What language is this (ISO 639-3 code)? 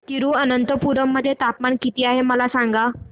mar